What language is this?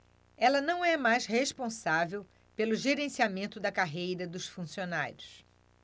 Portuguese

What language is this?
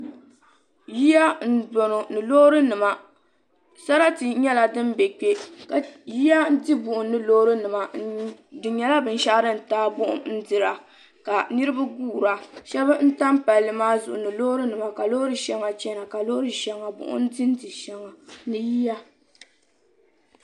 Dagbani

